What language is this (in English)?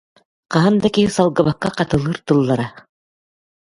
Yakut